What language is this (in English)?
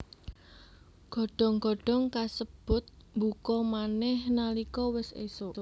Javanese